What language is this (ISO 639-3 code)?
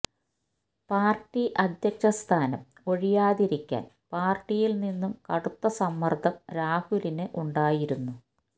mal